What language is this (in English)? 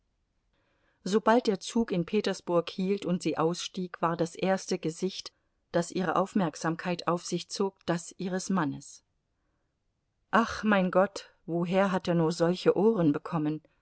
German